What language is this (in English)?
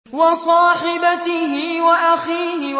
Arabic